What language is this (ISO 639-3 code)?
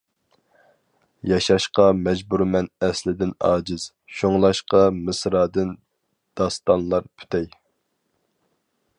uig